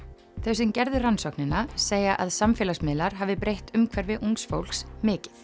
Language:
Icelandic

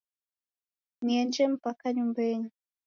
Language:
Taita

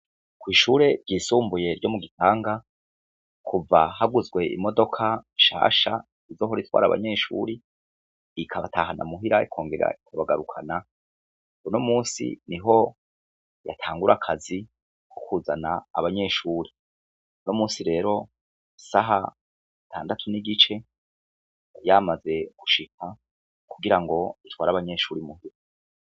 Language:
Rundi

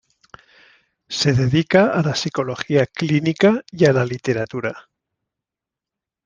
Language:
Spanish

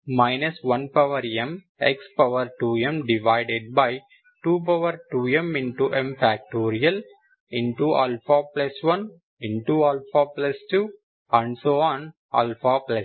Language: Telugu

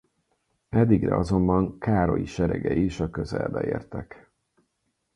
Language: Hungarian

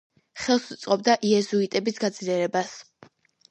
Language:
Georgian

